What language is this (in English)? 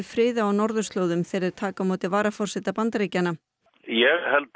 Icelandic